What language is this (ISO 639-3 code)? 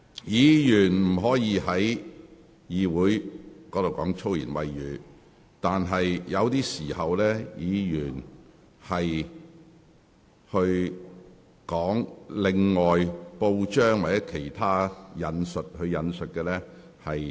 yue